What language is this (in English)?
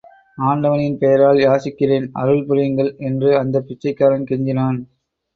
Tamil